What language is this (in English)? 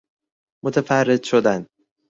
Persian